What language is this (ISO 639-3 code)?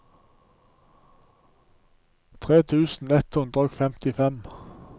nor